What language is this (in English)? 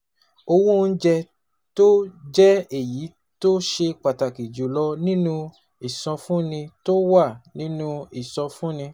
Yoruba